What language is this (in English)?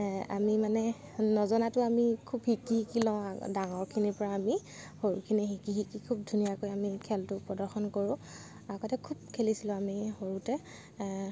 Assamese